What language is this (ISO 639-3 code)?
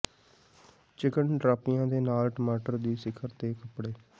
pan